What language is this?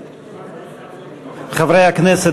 Hebrew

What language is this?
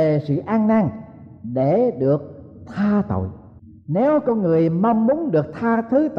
Vietnamese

